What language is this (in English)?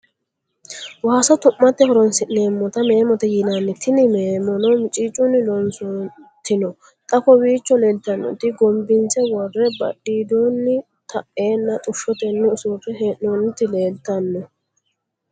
Sidamo